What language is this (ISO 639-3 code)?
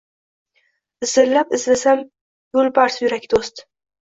uzb